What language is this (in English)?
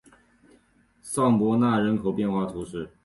Chinese